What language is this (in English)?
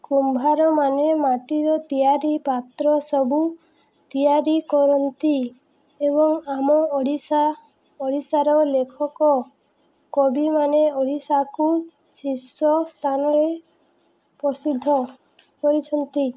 Odia